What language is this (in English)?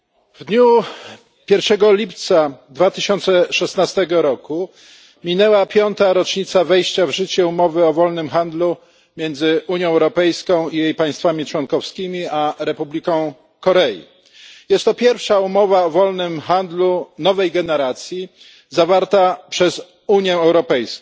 Polish